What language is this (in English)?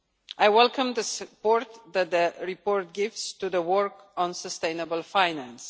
English